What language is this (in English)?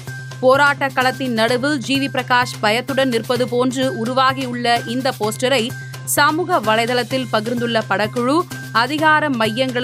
Tamil